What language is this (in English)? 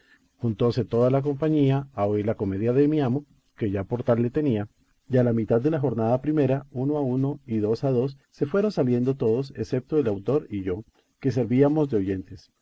Spanish